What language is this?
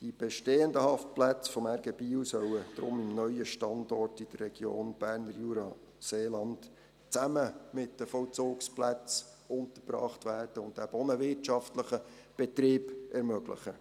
Swiss German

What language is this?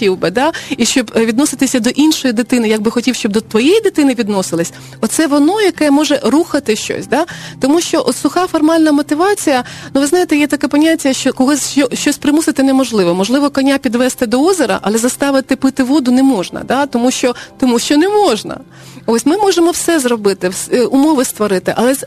Ukrainian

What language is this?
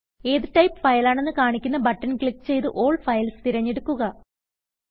Malayalam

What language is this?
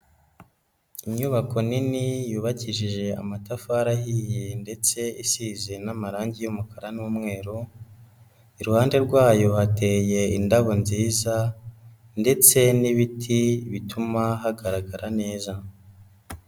Kinyarwanda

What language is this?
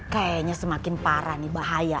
Indonesian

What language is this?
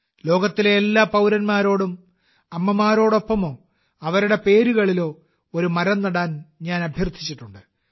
Malayalam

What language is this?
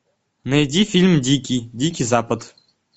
Russian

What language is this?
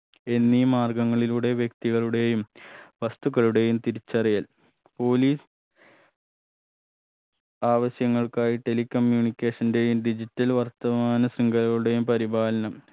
Malayalam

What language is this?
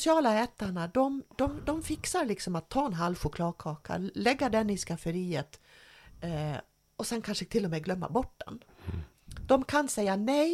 Swedish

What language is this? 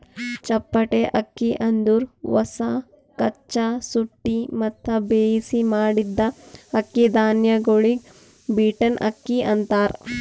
Kannada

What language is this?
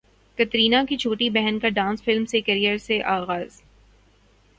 Urdu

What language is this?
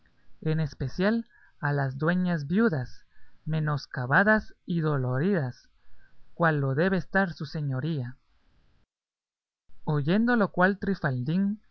Spanish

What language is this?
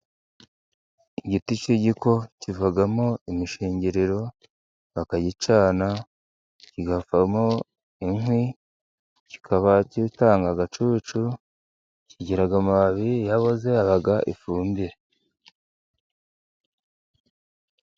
Kinyarwanda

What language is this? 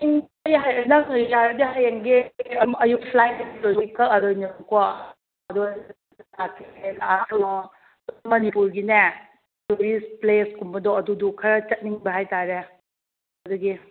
Manipuri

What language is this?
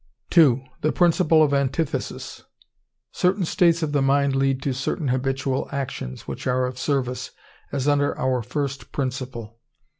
English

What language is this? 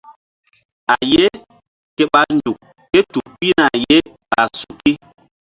Mbum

